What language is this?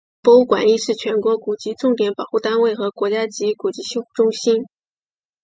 Chinese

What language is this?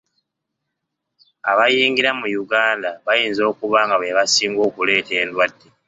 Ganda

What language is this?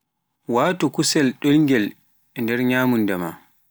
Pular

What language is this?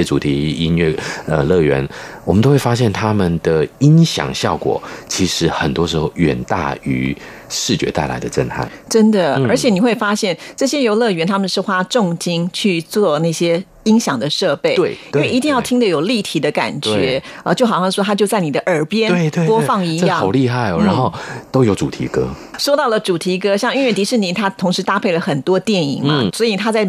Chinese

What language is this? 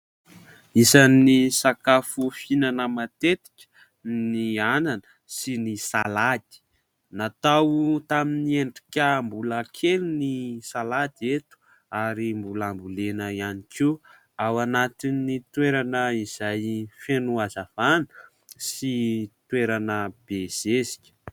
Malagasy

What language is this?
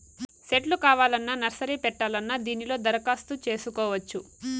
Telugu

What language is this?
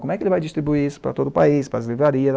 Portuguese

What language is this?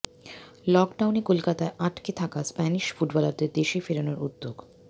Bangla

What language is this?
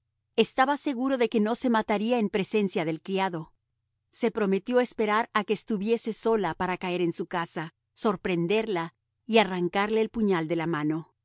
Spanish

